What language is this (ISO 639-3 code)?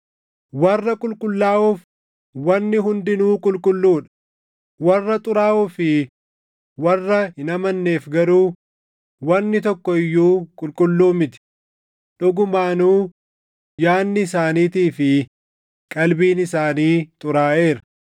orm